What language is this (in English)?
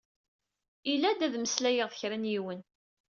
Kabyle